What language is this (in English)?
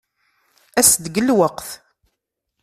Kabyle